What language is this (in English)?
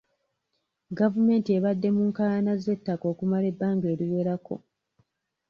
Ganda